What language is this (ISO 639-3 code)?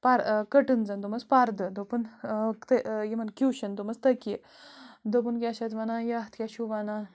kas